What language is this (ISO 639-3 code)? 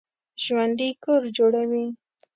pus